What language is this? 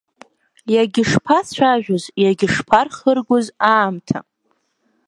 Abkhazian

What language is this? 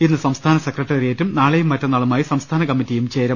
Malayalam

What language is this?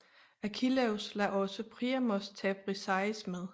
Danish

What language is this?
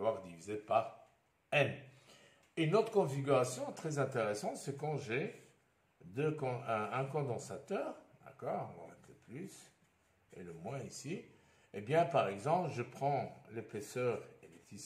French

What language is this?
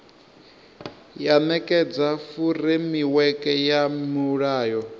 Venda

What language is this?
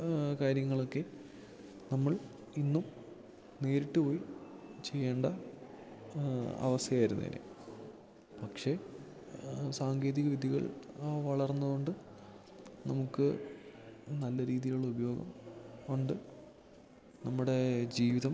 Malayalam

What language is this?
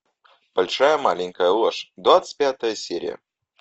Russian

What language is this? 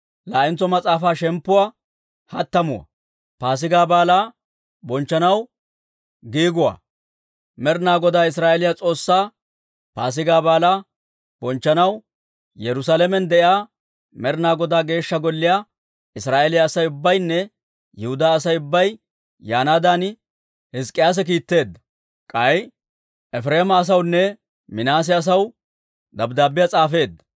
Dawro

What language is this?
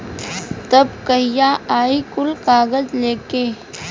Bhojpuri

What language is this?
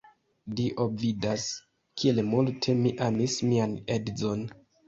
Esperanto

